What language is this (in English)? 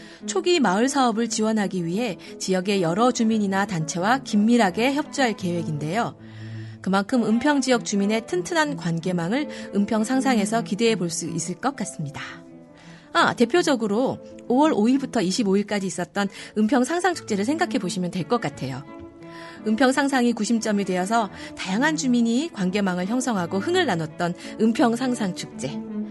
Korean